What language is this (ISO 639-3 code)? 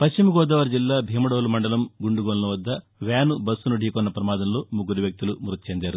tel